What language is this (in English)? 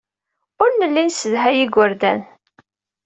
Kabyle